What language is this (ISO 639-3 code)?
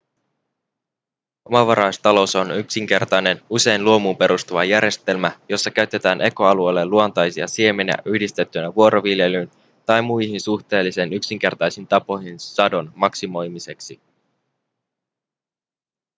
fin